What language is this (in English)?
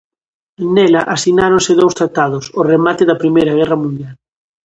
Galician